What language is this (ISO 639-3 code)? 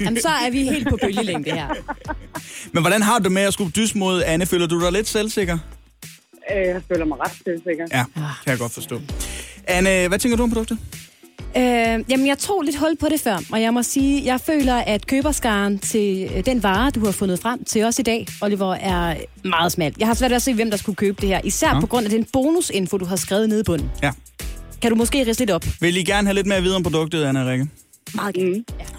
dan